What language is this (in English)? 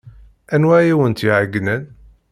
Kabyle